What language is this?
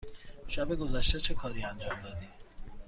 Persian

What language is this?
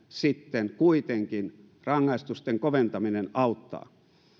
Finnish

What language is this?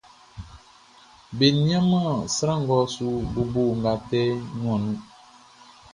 Baoulé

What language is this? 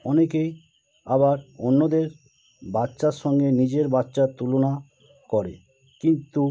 Bangla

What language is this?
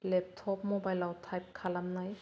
Bodo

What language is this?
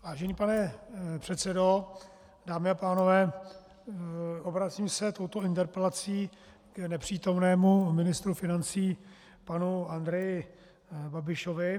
Czech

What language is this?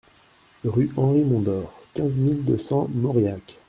French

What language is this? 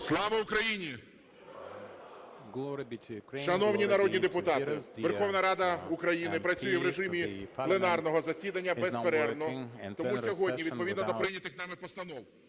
Ukrainian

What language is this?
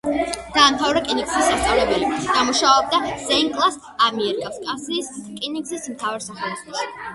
Georgian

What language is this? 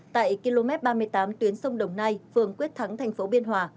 Vietnamese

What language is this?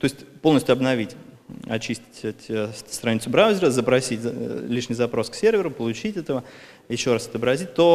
Russian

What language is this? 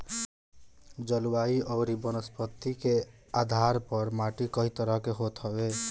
Bhojpuri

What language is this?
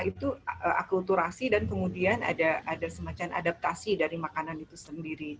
Indonesian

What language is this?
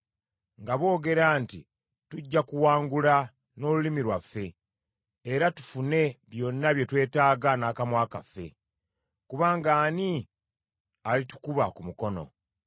Ganda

